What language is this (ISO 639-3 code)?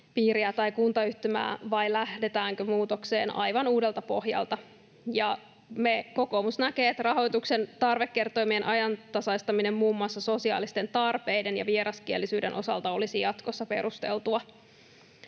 fin